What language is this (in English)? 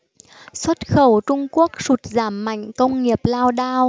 Vietnamese